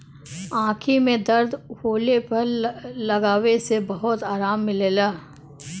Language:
Bhojpuri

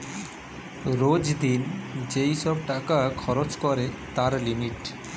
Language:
Bangla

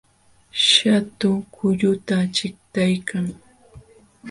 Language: Jauja Wanca Quechua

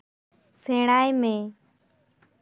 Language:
Santali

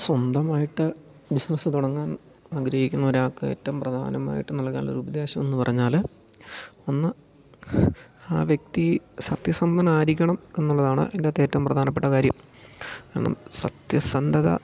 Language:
Malayalam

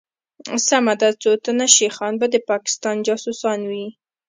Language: Pashto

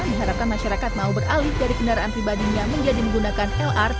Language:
Indonesian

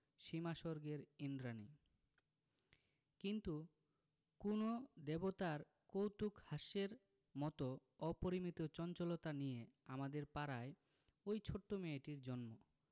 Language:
Bangla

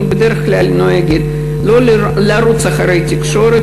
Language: Hebrew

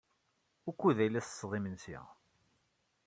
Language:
Kabyle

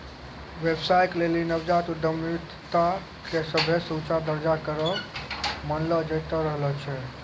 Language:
Maithili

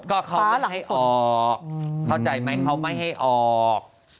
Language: Thai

